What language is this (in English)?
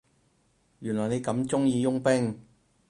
Cantonese